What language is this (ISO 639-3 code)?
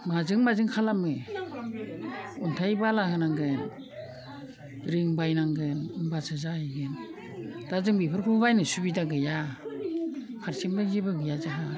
brx